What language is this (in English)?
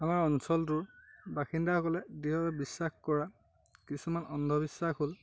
Assamese